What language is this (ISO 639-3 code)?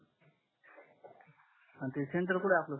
mar